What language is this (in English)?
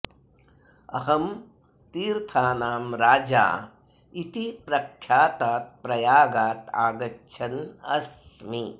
Sanskrit